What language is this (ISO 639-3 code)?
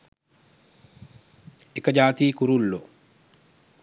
sin